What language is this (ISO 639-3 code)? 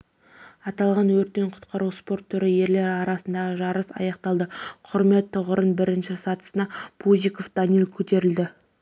kaz